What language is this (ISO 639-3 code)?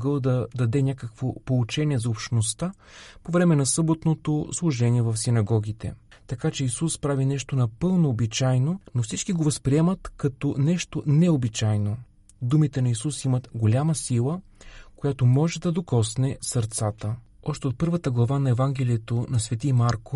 bul